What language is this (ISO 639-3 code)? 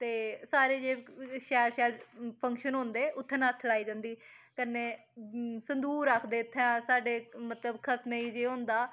doi